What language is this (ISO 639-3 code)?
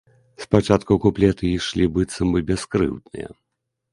bel